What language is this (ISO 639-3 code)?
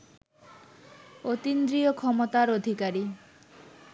ben